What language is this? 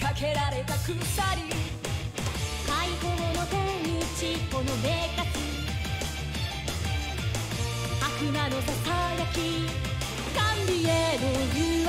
Japanese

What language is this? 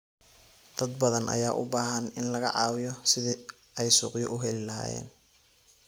Somali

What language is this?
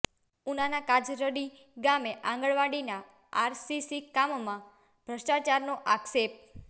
Gujarati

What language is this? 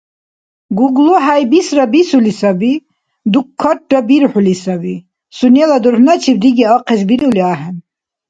Dargwa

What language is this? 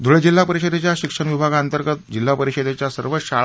Marathi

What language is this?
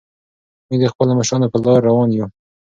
Pashto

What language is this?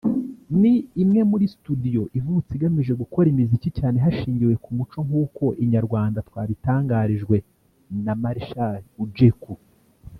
Kinyarwanda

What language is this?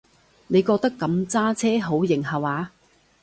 Cantonese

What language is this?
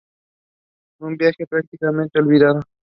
Spanish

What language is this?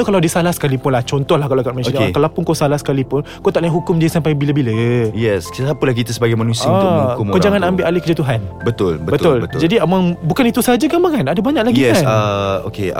Malay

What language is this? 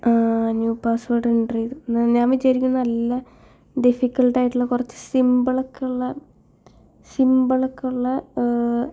Malayalam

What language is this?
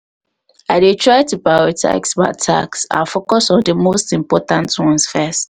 Nigerian Pidgin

